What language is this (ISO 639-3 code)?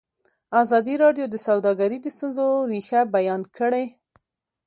pus